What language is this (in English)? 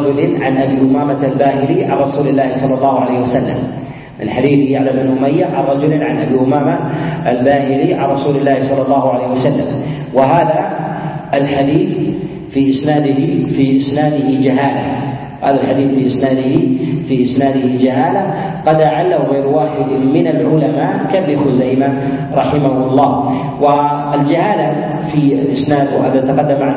Arabic